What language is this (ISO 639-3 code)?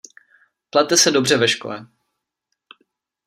ces